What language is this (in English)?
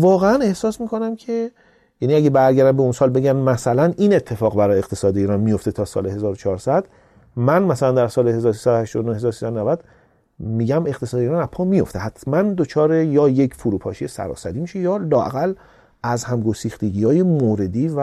Persian